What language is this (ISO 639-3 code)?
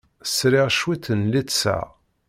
kab